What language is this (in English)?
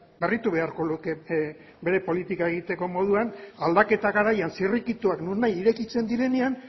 Basque